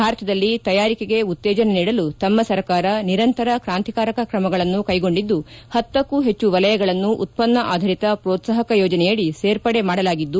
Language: Kannada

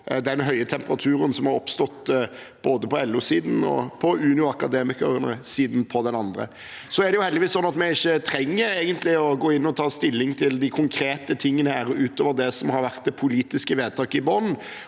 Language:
Norwegian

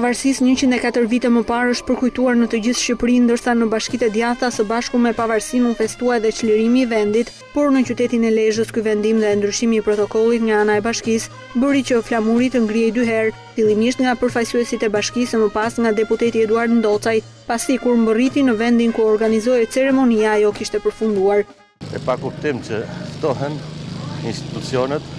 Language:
Romanian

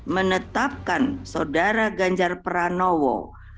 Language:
Indonesian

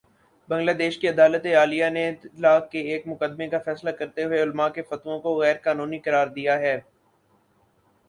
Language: Urdu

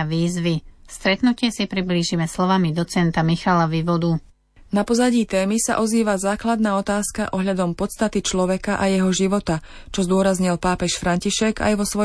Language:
Slovak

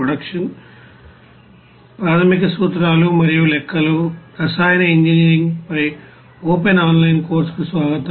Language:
Telugu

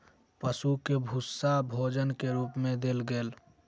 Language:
Maithili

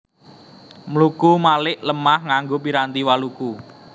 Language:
Javanese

